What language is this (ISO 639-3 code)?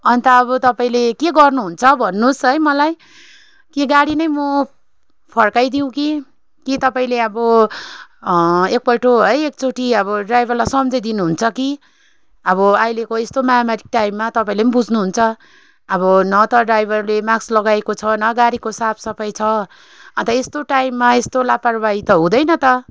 nep